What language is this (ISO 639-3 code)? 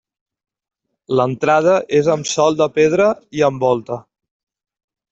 cat